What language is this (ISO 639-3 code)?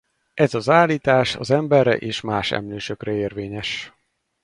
hun